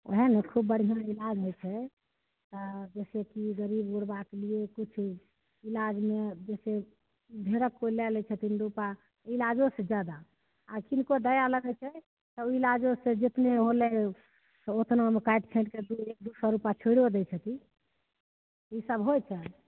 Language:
Maithili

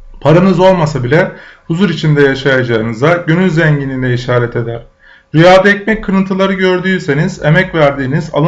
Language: Turkish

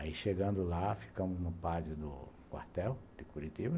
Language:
Portuguese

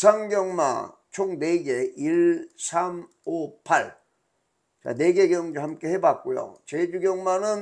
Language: Korean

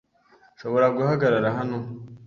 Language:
Kinyarwanda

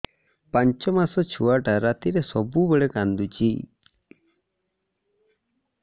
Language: Odia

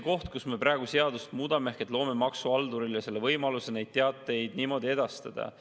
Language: Estonian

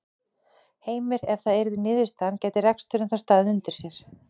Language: Icelandic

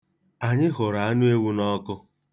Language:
Igbo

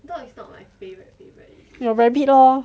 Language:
English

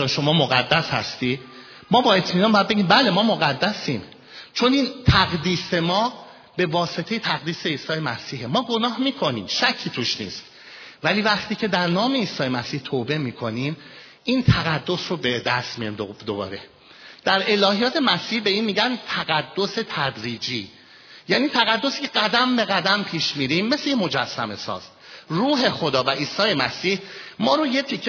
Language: Persian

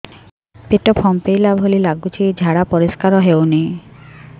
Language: Odia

